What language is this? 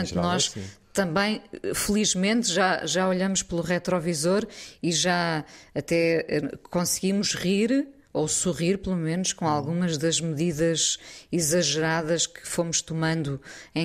Portuguese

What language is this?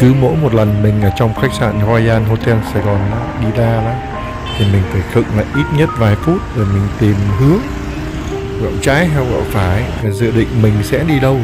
Vietnamese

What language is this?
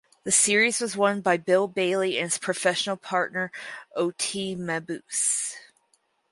English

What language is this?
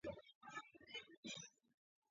Georgian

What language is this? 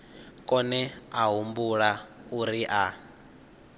Venda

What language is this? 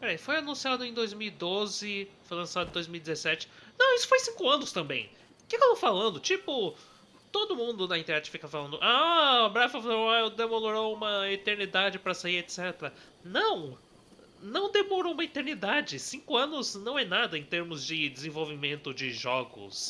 Portuguese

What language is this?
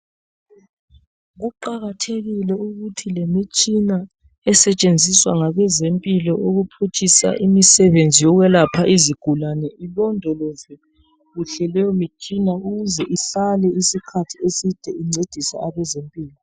North Ndebele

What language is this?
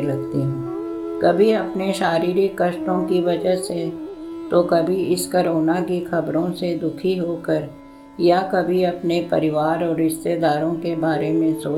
Hindi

